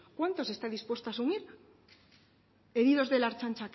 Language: Spanish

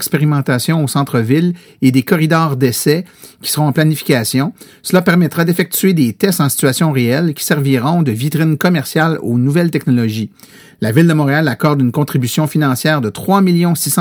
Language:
French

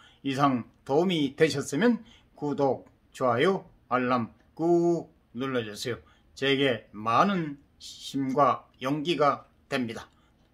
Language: Korean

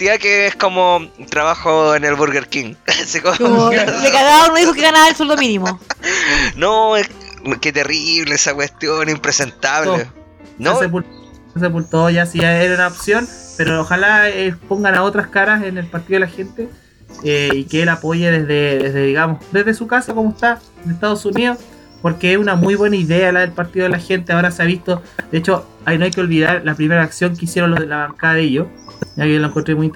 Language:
Spanish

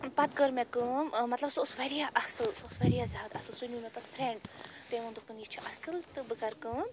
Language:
Kashmiri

